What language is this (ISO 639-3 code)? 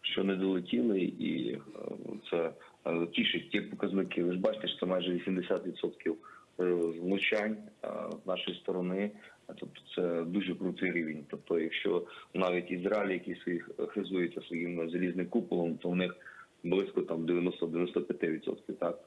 ukr